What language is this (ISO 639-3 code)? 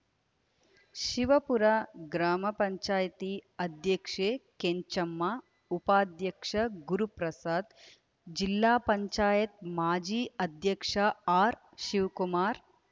kan